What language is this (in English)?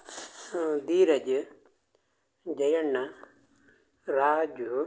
Kannada